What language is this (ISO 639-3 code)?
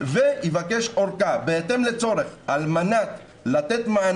heb